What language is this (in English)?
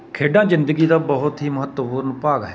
Punjabi